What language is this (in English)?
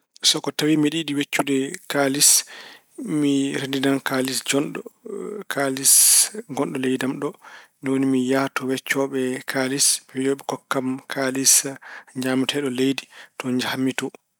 Fula